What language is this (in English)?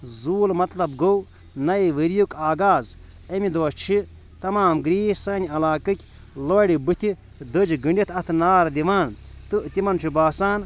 Kashmiri